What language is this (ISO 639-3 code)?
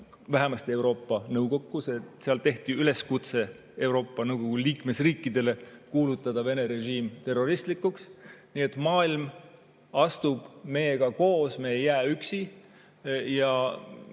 est